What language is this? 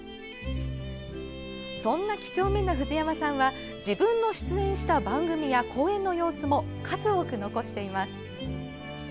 Japanese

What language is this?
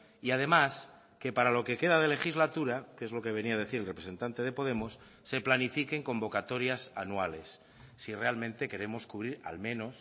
Spanish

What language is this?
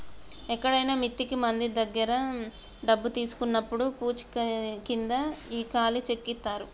Telugu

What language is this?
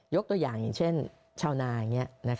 Thai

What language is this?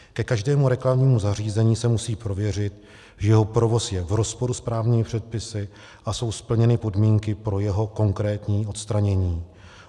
Czech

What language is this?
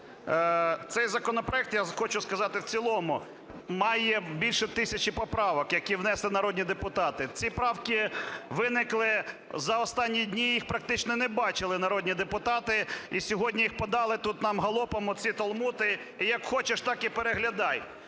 Ukrainian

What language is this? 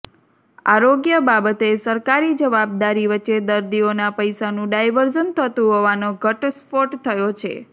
Gujarati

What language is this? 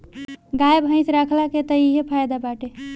Bhojpuri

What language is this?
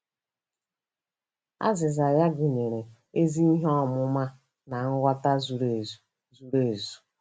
Igbo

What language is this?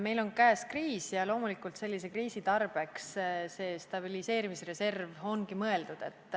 Estonian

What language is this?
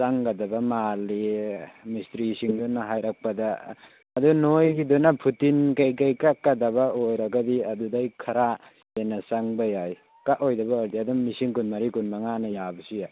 Manipuri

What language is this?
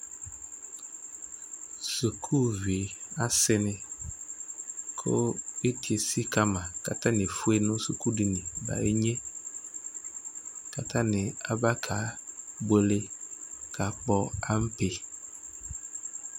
Ikposo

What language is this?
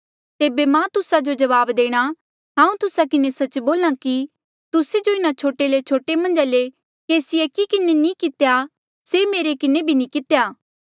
Mandeali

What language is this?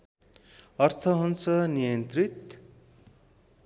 Nepali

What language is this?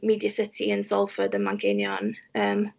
Welsh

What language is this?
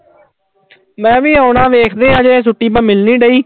Punjabi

